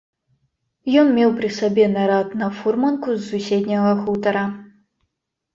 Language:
Belarusian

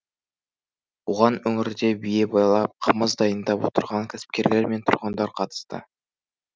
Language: Kazakh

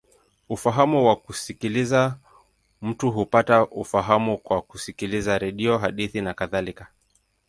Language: Swahili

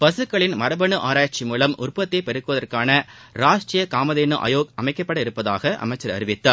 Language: Tamil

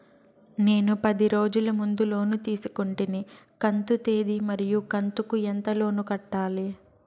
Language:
Telugu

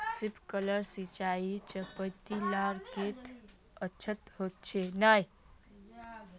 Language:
Magahi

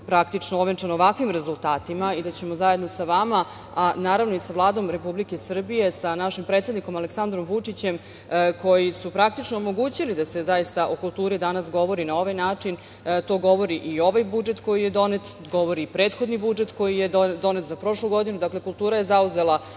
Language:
Serbian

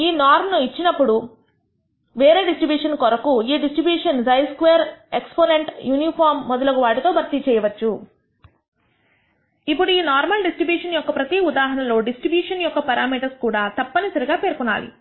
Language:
Telugu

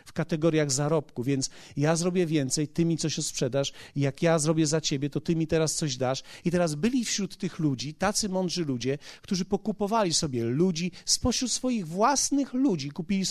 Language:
Polish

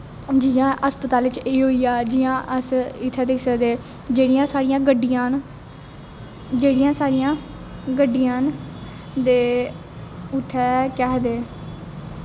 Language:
Dogri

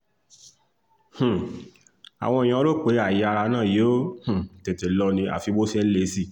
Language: Yoruba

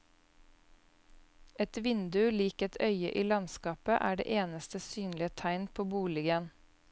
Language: Norwegian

